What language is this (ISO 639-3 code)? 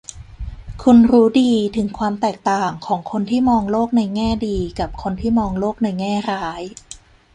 tha